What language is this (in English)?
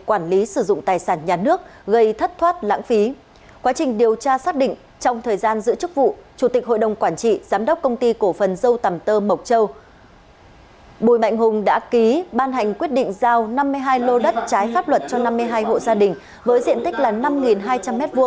Vietnamese